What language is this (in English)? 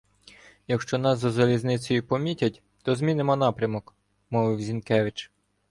Ukrainian